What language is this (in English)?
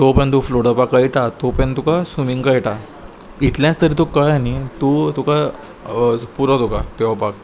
Konkani